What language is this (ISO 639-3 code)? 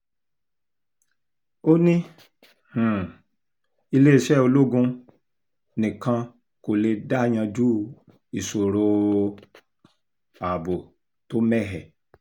yor